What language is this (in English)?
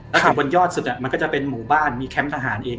Thai